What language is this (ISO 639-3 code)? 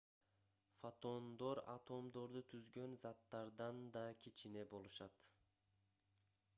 kir